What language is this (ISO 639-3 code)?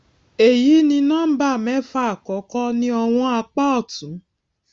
yor